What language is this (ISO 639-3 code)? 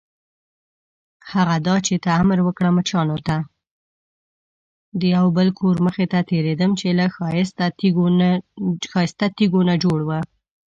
pus